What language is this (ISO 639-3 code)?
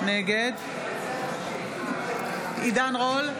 heb